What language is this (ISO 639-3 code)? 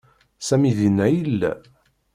kab